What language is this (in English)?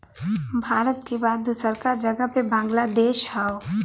Bhojpuri